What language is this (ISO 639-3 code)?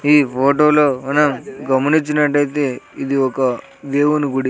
tel